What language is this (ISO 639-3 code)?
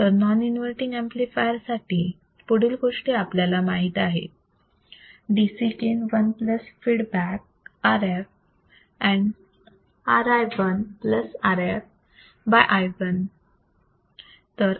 mar